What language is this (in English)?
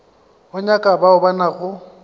Northern Sotho